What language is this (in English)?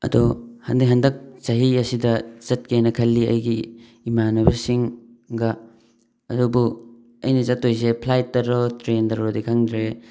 Manipuri